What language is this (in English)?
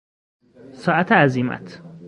Persian